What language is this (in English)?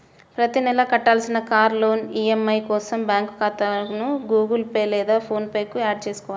Telugu